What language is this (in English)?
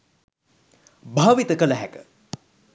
Sinhala